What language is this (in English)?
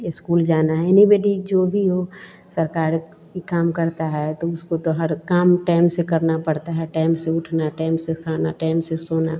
Hindi